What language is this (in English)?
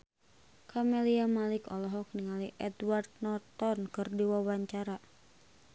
Sundanese